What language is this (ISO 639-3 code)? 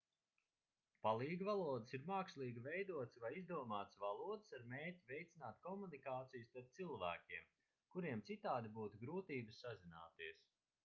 lav